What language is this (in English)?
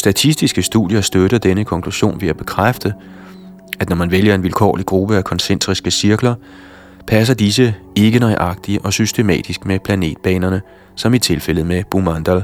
Danish